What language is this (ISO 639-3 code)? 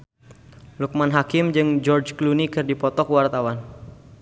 sun